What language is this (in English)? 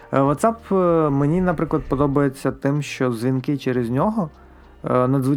Ukrainian